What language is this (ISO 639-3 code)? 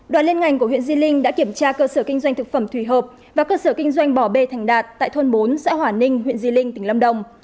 vie